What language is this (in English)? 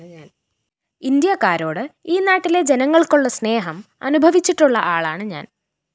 Malayalam